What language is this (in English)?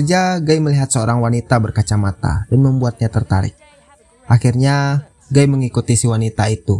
Indonesian